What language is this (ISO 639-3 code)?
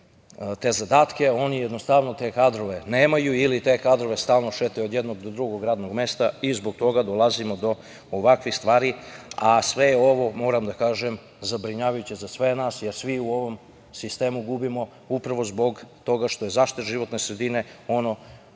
srp